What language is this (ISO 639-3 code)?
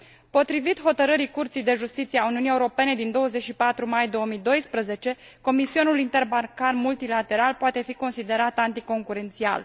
ron